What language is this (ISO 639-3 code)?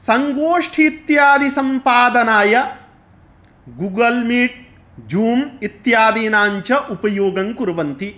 san